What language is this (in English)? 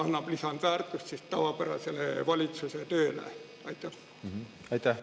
Estonian